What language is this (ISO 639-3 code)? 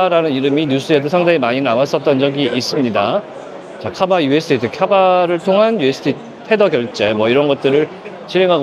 kor